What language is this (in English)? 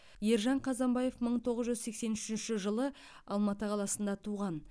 Kazakh